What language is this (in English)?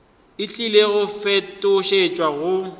Northern Sotho